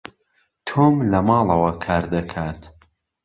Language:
Central Kurdish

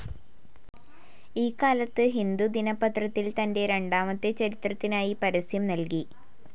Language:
Malayalam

